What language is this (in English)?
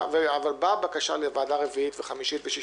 Hebrew